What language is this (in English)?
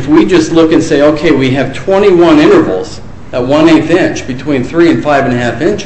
English